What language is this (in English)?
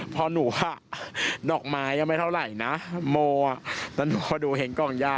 Thai